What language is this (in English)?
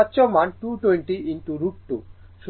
Bangla